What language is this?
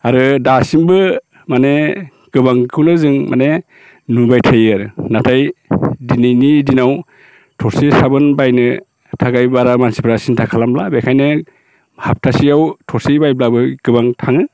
Bodo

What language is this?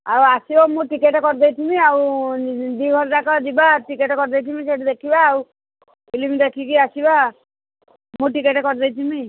Odia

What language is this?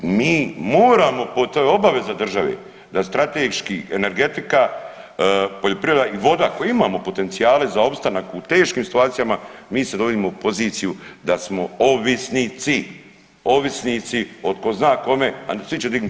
Croatian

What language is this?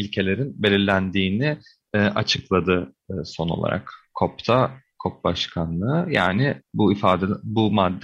Turkish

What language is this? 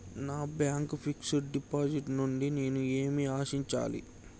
Telugu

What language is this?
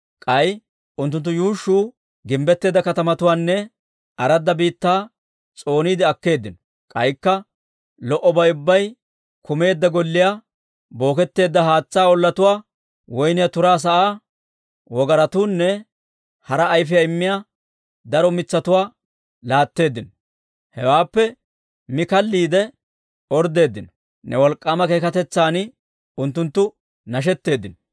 Dawro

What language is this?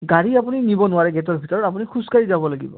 Assamese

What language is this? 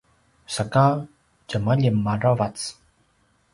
Paiwan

